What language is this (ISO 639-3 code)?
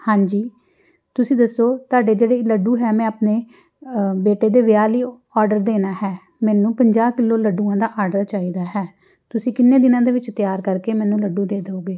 pan